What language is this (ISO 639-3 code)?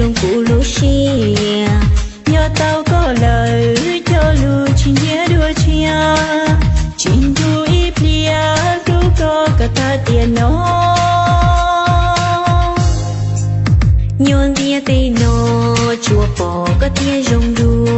vie